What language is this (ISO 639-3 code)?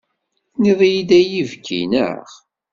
kab